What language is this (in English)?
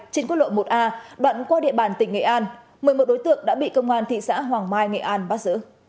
Vietnamese